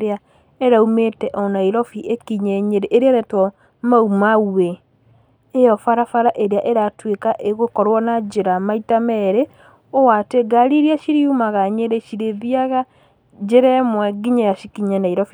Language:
Kikuyu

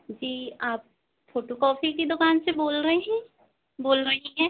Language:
Hindi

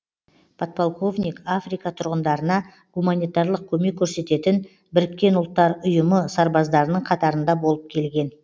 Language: Kazakh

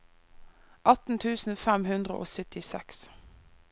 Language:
Norwegian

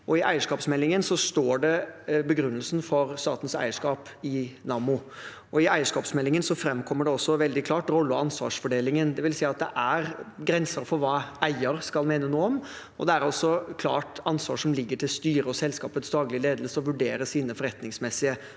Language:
Norwegian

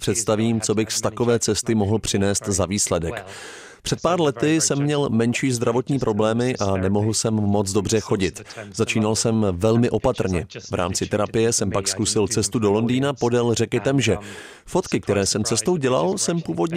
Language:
Czech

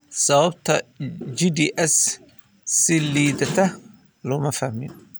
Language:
Somali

